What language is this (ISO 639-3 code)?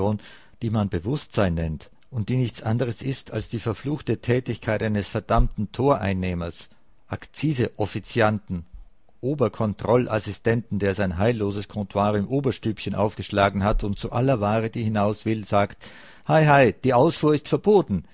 deu